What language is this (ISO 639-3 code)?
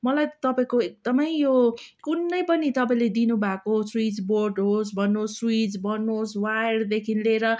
nep